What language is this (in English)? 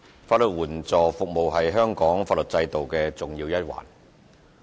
Cantonese